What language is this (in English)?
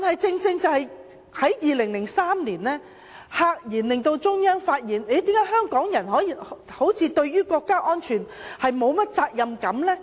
Cantonese